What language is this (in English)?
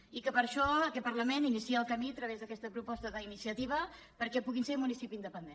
Catalan